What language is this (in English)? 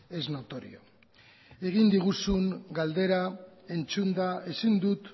Basque